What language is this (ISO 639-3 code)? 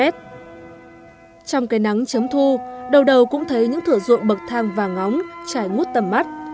vie